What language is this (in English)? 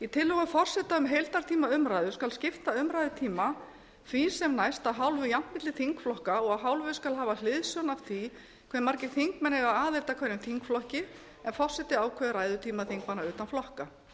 Icelandic